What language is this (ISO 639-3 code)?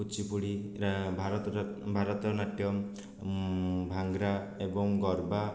ori